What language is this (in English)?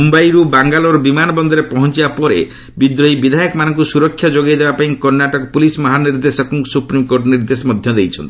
Odia